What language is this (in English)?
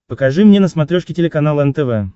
Russian